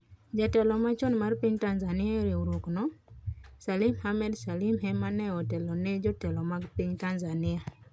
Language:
Luo (Kenya and Tanzania)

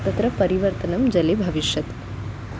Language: Sanskrit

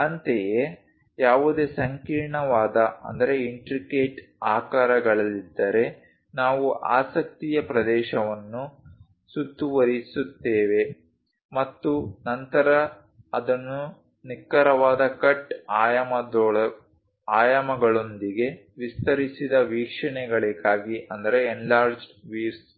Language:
Kannada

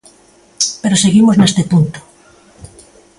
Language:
Galician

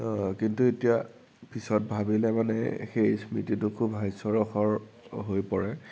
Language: Assamese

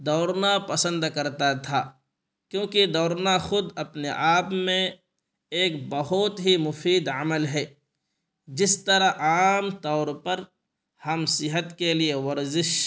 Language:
Urdu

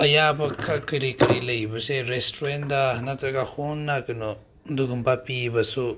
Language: Manipuri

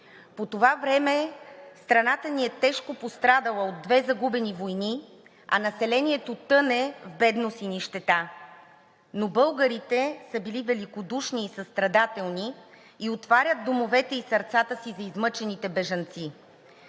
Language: Bulgarian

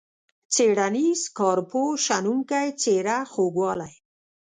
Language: Pashto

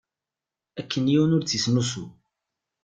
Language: Kabyle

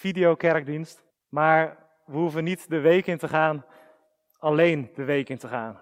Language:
Dutch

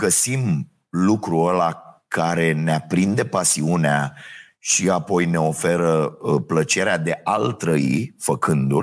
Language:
Romanian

